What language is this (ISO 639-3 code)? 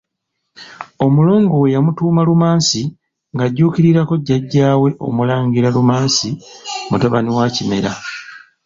lug